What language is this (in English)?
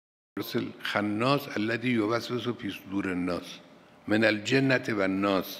Persian